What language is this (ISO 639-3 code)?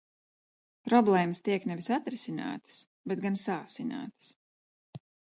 lav